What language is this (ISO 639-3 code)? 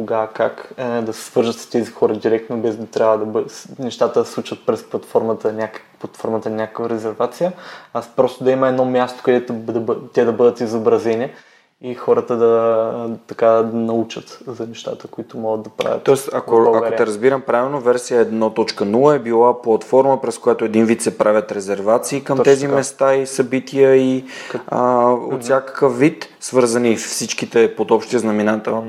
bul